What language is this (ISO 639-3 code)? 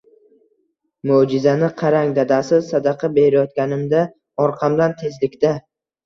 uzb